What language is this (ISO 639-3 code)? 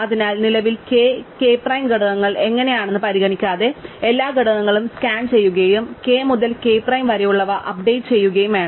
mal